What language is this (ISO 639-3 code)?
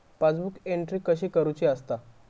mar